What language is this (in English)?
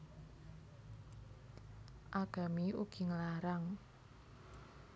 Javanese